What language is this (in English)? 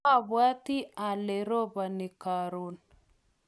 Kalenjin